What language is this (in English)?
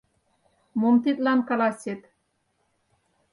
Mari